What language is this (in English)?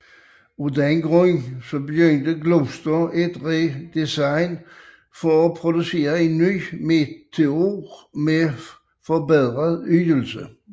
Danish